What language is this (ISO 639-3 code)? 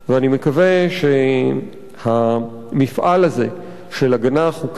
heb